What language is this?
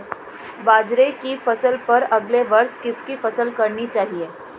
Hindi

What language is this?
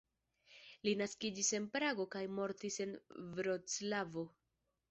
Esperanto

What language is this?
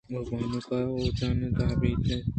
Eastern Balochi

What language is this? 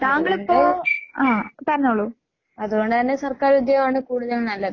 Malayalam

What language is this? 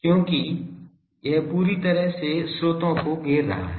Hindi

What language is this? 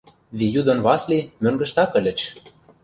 Mari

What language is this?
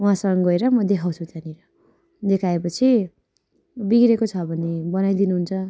Nepali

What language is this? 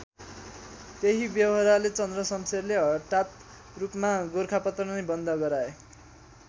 Nepali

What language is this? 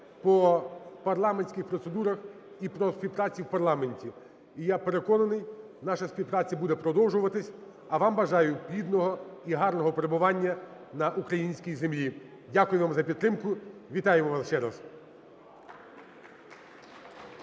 Ukrainian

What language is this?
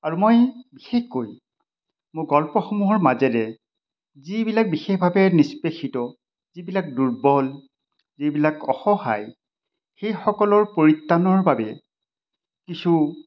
Assamese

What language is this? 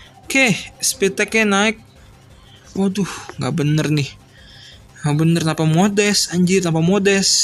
Indonesian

